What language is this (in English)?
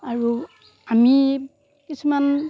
Assamese